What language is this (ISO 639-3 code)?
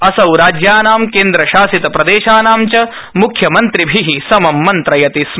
san